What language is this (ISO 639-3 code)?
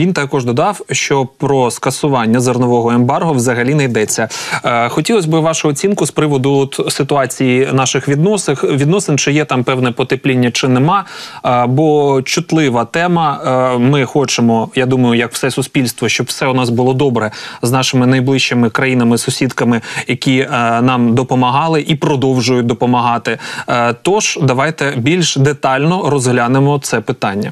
ukr